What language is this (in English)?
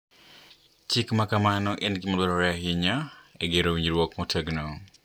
Luo (Kenya and Tanzania)